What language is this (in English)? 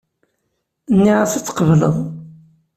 Kabyle